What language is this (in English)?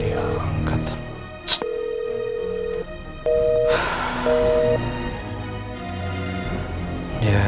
Indonesian